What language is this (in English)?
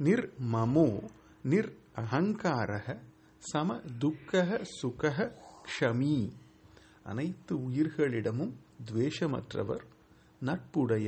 Tamil